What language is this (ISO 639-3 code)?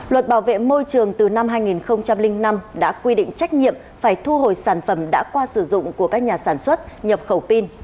vie